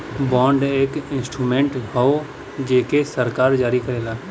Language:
Bhojpuri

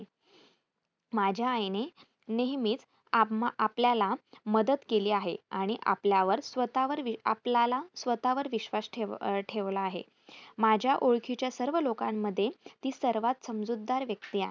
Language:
Marathi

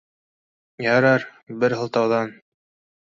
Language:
Bashkir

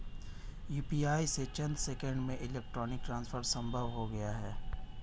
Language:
Hindi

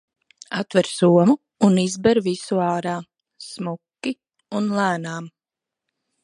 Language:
Latvian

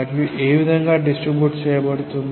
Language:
Telugu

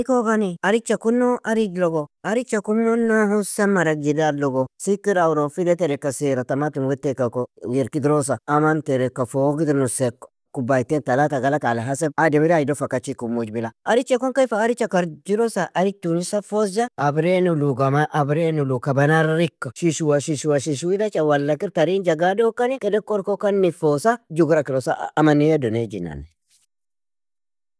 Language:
Nobiin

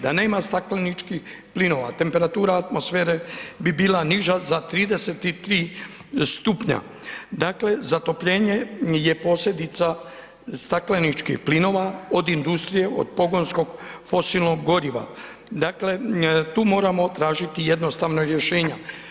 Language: Croatian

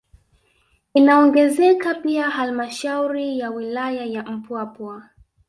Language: Swahili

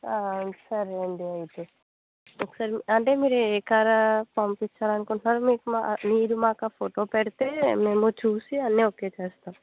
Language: Telugu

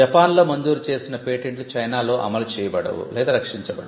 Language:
Telugu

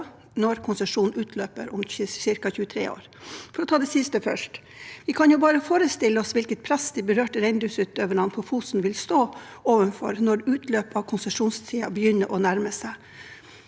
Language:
Norwegian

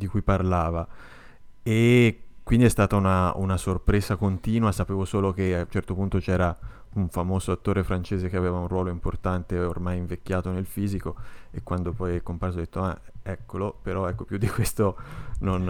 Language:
Italian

